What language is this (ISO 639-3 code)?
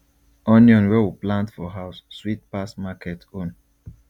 pcm